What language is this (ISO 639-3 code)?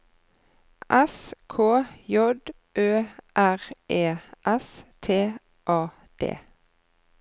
nor